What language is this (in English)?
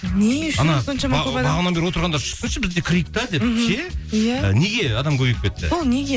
Kazakh